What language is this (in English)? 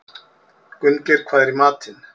Icelandic